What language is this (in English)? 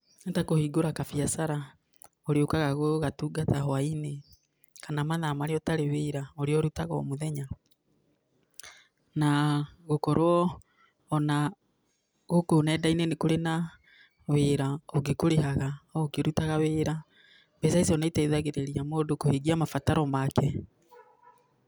Kikuyu